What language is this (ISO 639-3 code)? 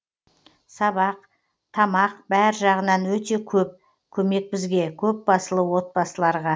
kaz